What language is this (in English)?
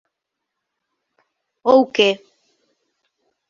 Galician